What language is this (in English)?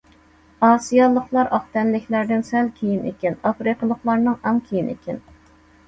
Uyghur